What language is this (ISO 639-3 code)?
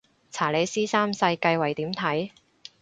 yue